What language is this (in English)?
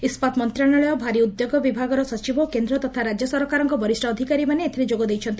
Odia